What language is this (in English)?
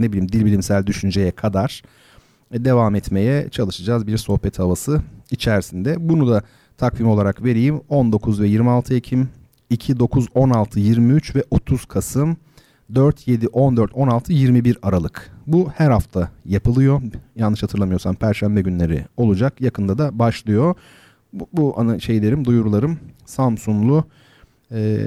Turkish